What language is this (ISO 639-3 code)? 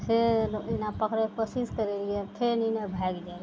mai